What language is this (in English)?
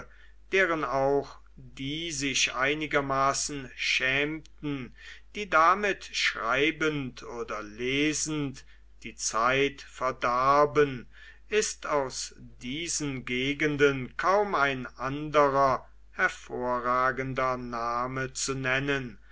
German